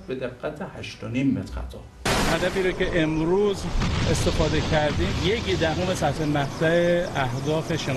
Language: Persian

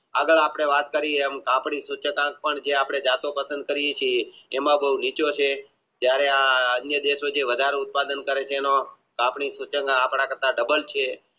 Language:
Gujarati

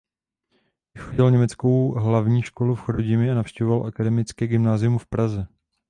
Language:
Czech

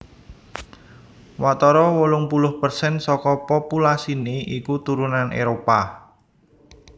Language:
Javanese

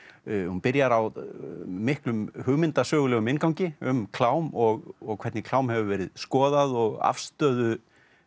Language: Icelandic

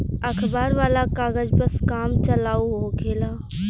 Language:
Bhojpuri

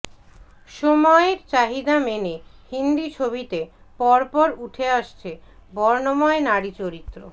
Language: Bangla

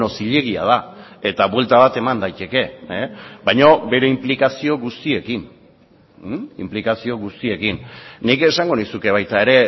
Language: Basque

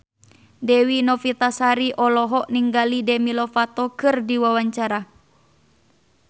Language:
Sundanese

